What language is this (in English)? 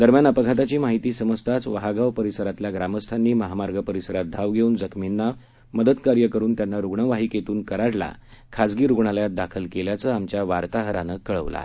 Marathi